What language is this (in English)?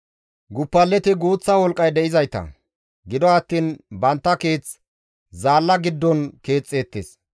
Gamo